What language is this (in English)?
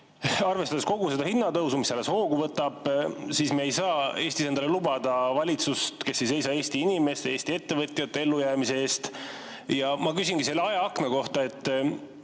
Estonian